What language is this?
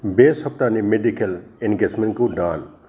Bodo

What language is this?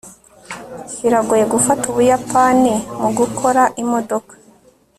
Kinyarwanda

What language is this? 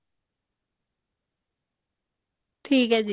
Punjabi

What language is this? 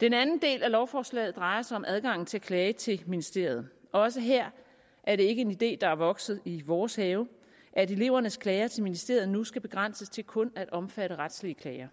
Danish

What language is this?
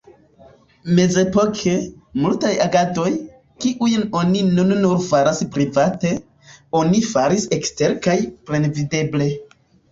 Esperanto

